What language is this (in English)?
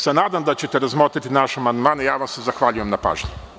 Serbian